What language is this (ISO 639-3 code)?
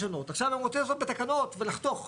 heb